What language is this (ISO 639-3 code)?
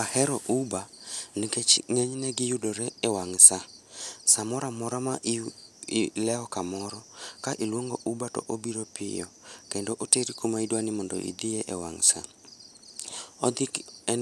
luo